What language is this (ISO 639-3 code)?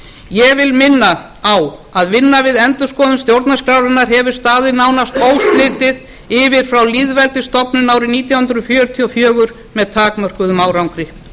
isl